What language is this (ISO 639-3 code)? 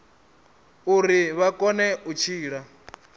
ven